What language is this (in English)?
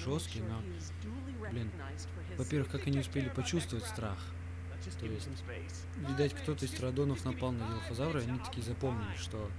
Russian